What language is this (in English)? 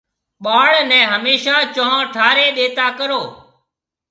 Marwari (Pakistan)